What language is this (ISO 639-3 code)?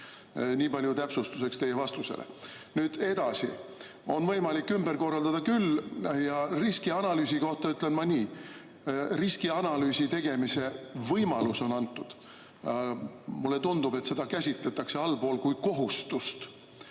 est